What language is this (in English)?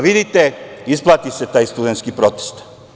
Serbian